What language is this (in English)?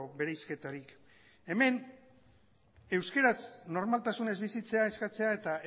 Basque